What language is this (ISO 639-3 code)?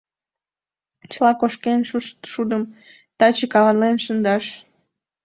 chm